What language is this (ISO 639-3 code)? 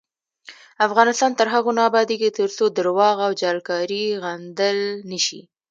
pus